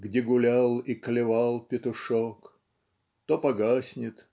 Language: Russian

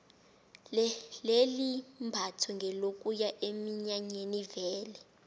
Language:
South Ndebele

